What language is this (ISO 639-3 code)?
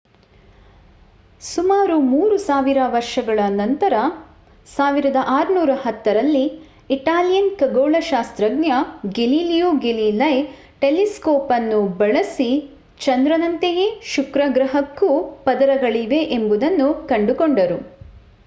kan